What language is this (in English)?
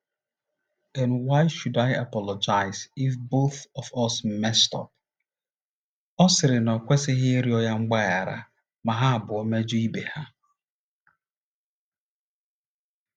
Igbo